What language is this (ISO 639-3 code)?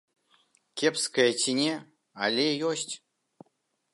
bel